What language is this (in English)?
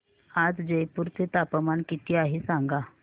Marathi